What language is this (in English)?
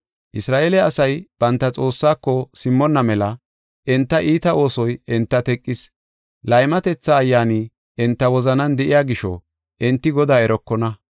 Gofa